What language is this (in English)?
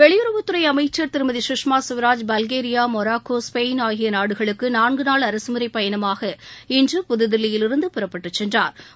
Tamil